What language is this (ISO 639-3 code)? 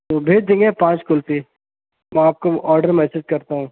urd